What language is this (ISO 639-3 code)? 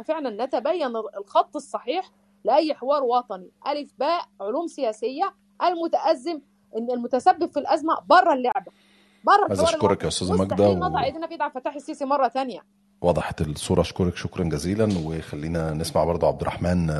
ara